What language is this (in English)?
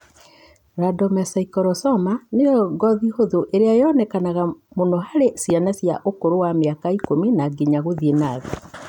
Kikuyu